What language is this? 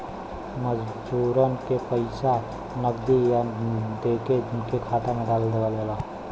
Bhojpuri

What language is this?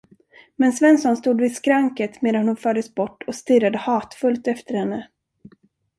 Swedish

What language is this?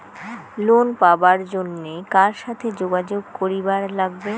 Bangla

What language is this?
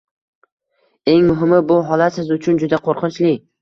Uzbek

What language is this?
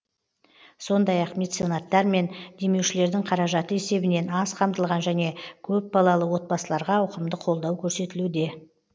Kazakh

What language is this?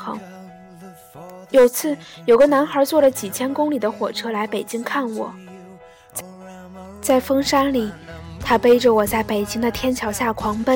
Chinese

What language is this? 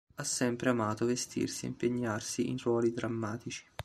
Italian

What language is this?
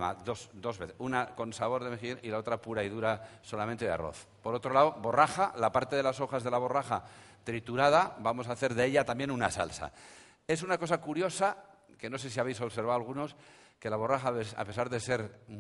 Spanish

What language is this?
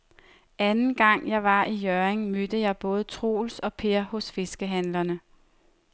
Danish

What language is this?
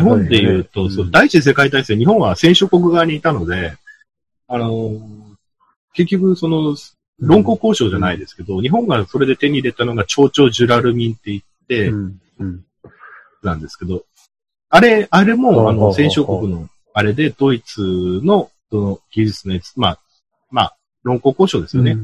Japanese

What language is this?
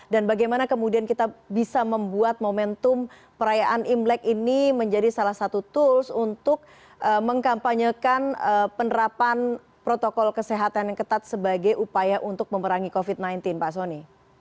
Indonesian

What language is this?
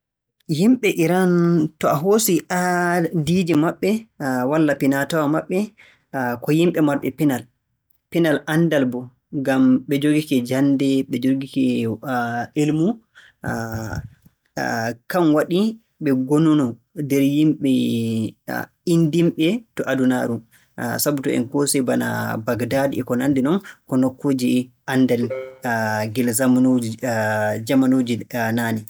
Borgu Fulfulde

